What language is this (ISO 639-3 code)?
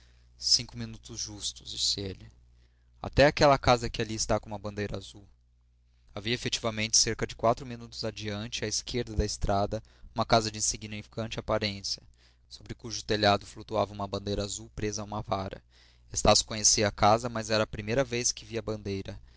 por